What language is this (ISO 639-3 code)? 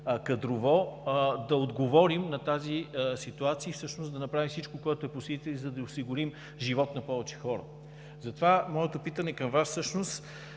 bul